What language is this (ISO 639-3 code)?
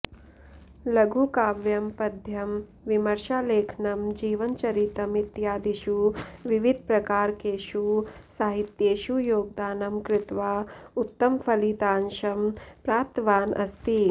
san